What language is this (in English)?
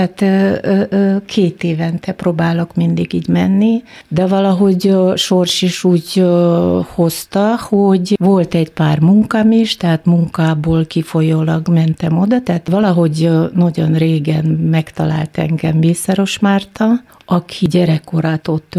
Hungarian